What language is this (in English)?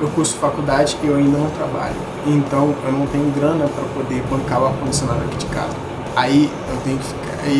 Portuguese